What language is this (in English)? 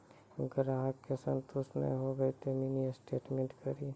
Maithili